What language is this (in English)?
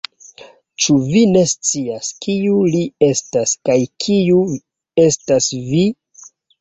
Esperanto